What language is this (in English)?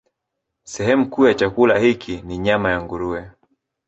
Swahili